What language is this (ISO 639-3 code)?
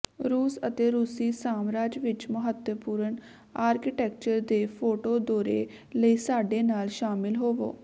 pan